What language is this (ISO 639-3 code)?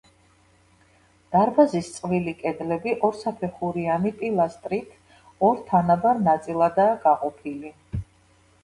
kat